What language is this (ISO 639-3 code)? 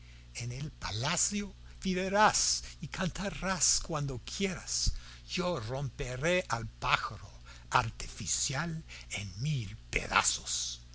spa